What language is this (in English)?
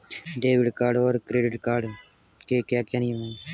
Hindi